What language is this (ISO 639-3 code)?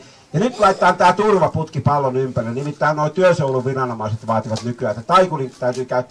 fin